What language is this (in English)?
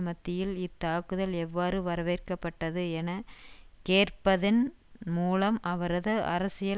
Tamil